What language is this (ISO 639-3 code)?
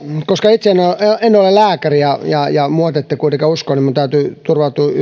fin